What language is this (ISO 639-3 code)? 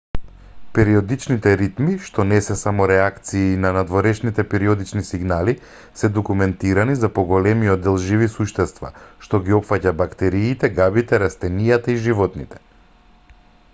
mkd